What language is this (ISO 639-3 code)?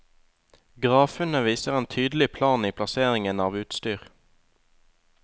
nor